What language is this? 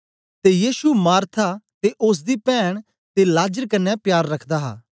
Dogri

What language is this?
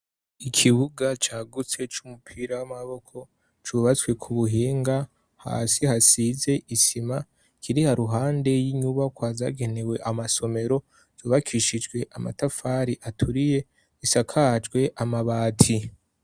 Rundi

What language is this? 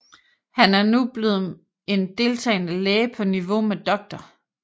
Danish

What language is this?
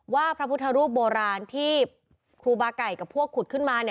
Thai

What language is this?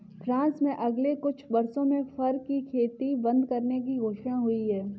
Hindi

